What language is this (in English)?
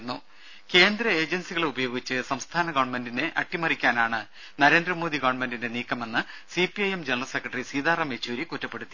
Malayalam